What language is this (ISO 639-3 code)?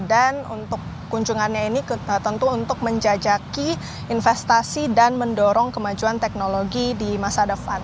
ind